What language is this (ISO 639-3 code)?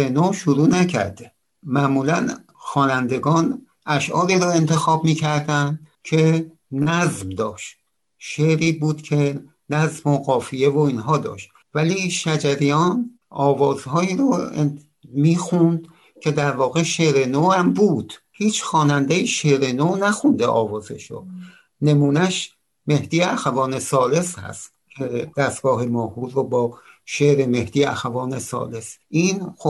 fas